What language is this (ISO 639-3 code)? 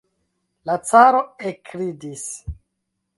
epo